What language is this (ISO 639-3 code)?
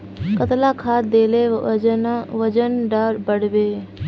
mag